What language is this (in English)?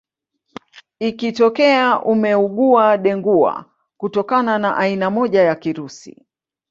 Swahili